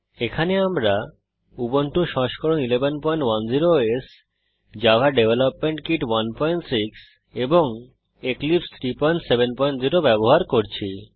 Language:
Bangla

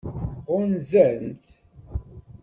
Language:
Kabyle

